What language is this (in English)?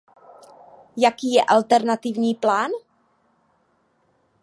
Czech